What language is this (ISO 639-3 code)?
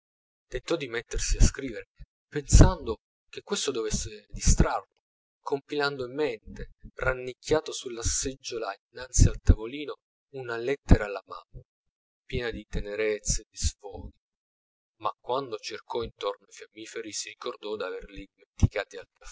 ita